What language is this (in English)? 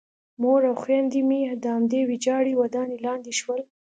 Pashto